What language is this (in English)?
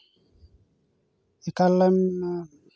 Santali